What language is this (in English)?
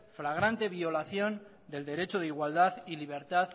Spanish